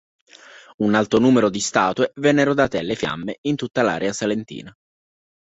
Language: Italian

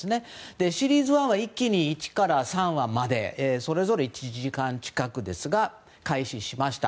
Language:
Japanese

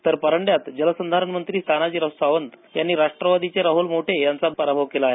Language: Marathi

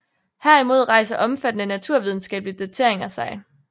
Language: Danish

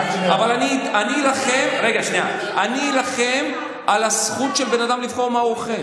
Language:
Hebrew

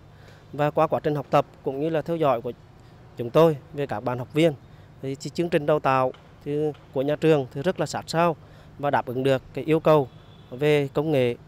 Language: Vietnamese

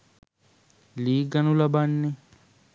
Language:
Sinhala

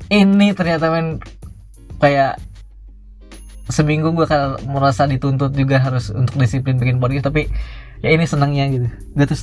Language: Indonesian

